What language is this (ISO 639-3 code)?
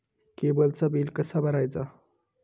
mar